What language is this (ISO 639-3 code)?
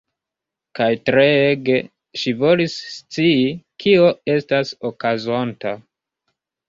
epo